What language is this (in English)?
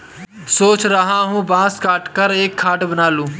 Hindi